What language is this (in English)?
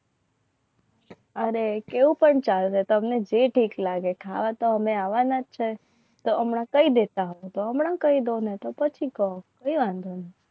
Gujarati